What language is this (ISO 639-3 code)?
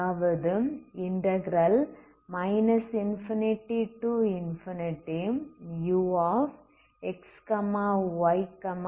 tam